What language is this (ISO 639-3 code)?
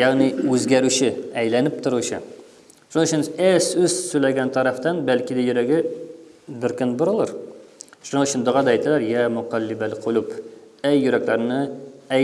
tur